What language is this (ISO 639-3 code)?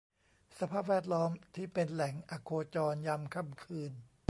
tha